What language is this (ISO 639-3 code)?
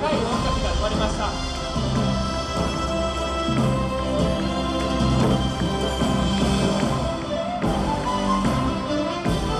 jpn